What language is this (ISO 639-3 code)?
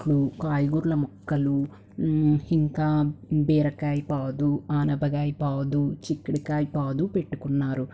tel